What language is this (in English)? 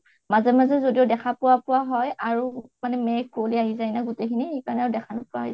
Assamese